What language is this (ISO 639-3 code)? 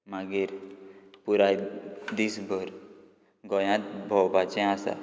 kok